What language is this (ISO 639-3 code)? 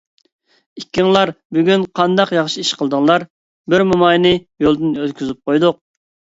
uig